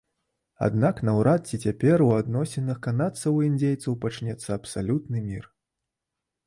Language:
Belarusian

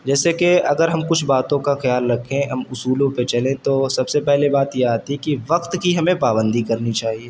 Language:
Urdu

